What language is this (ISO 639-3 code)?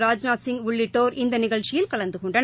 tam